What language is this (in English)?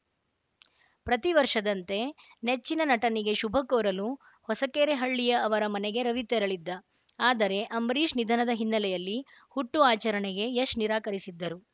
Kannada